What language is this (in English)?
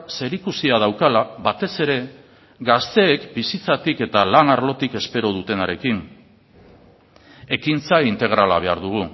Basque